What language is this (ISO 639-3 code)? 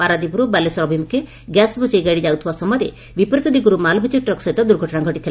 ori